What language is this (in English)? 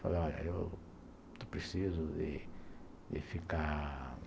Portuguese